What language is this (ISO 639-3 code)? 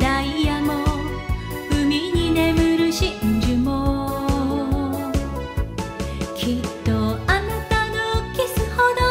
vie